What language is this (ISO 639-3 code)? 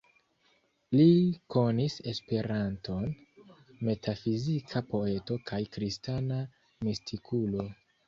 epo